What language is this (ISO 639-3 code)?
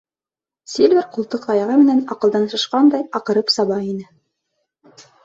bak